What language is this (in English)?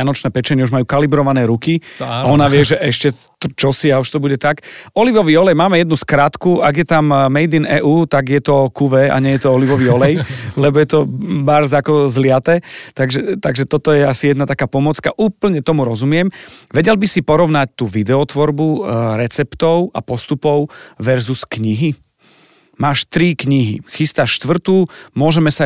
Slovak